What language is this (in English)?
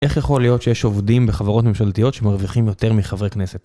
Hebrew